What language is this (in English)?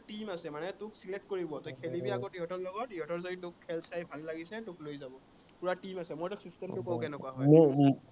Assamese